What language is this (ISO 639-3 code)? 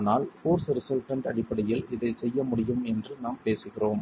tam